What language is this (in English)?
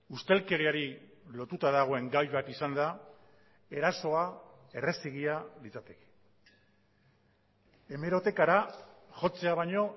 Basque